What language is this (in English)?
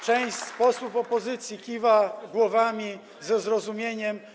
Polish